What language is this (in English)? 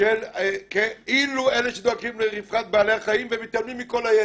Hebrew